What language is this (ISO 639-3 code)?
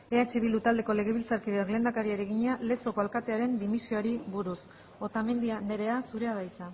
eus